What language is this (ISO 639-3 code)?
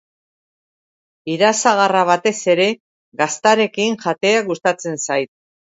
eus